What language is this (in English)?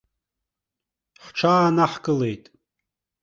Abkhazian